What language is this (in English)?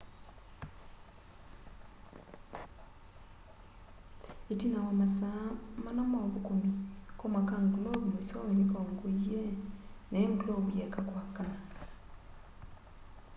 Kamba